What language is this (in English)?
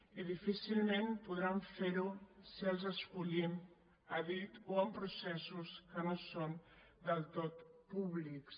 Catalan